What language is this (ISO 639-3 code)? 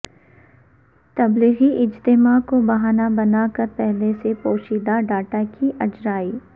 urd